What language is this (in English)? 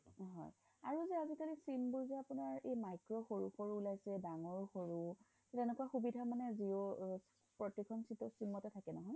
Assamese